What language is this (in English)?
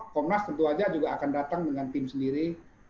Indonesian